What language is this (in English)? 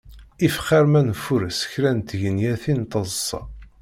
Kabyle